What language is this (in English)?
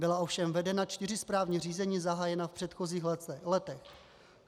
Czech